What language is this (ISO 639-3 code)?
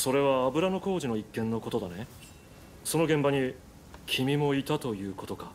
jpn